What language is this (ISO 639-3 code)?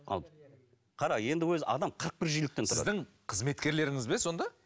kaz